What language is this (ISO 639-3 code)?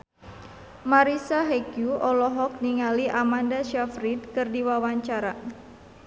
sun